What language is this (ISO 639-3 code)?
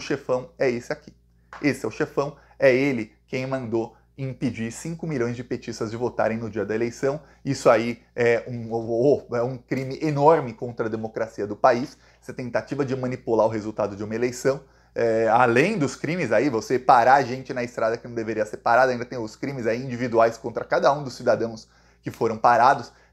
por